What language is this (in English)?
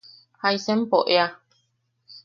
Yaqui